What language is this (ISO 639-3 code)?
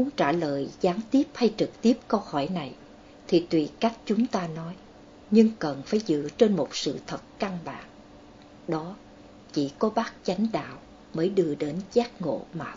vie